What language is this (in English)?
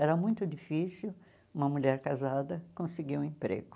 Portuguese